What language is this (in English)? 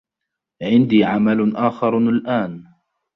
Arabic